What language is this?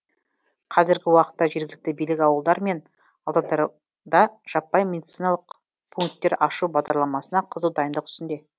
Kazakh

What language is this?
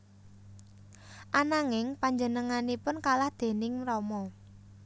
Javanese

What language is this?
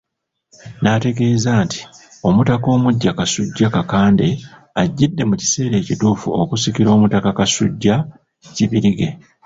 Ganda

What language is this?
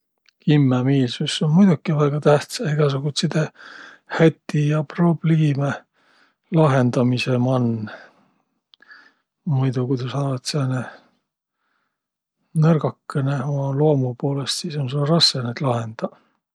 Võro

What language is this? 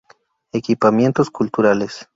Spanish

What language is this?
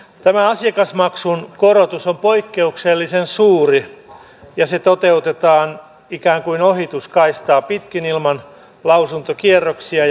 Finnish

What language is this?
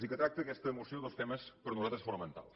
Catalan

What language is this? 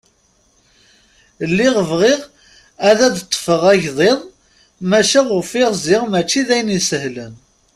Kabyle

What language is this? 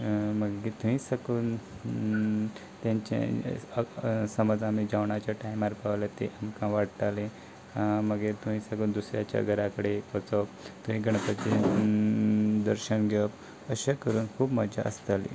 Konkani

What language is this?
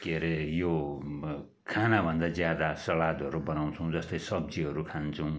Nepali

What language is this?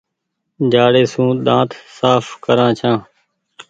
Goaria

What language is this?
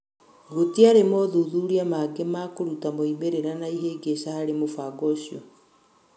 Kikuyu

